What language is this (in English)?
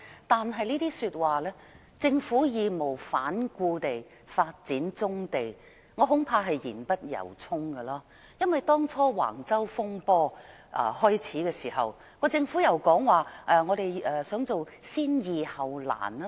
Cantonese